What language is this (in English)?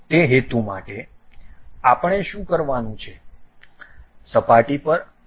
Gujarati